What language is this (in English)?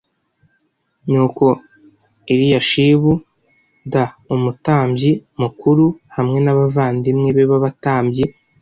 Kinyarwanda